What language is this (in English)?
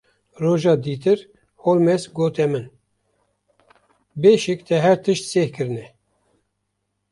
Kurdish